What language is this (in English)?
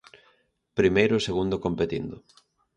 Galician